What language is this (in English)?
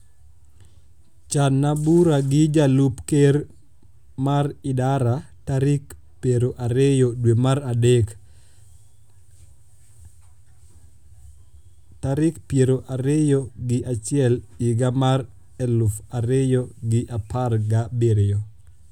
Luo (Kenya and Tanzania)